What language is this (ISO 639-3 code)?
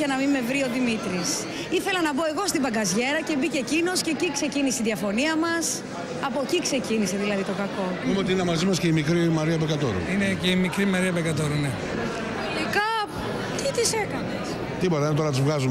ell